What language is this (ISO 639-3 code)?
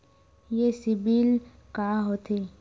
hne